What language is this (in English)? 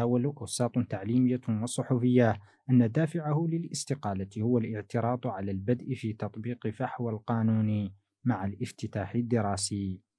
Arabic